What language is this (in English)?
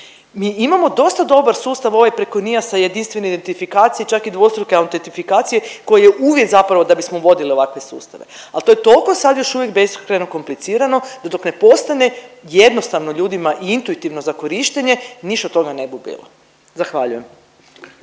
Croatian